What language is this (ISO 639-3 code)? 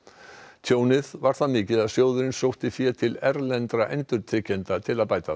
isl